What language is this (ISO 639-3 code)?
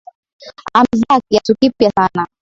swa